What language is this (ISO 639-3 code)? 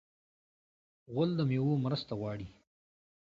pus